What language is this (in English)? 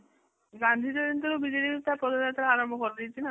Odia